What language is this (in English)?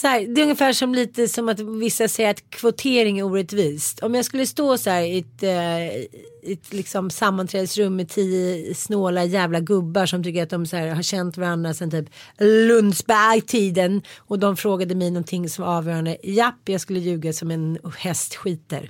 Swedish